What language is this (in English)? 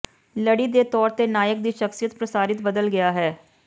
Punjabi